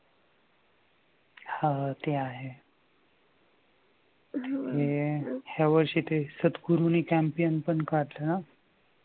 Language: Marathi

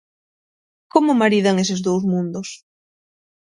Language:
Galician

